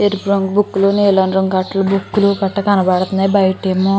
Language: Telugu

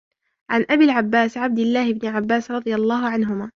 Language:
Arabic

